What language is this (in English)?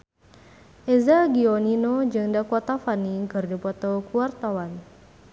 Sundanese